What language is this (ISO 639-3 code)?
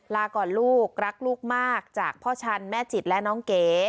tha